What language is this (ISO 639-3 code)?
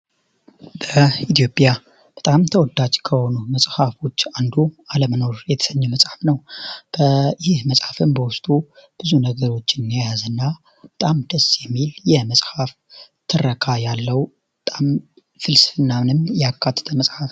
amh